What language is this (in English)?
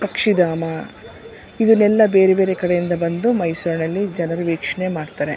Kannada